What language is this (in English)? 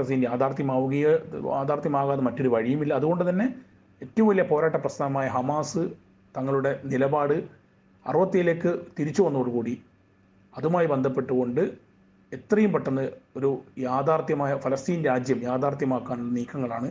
Malayalam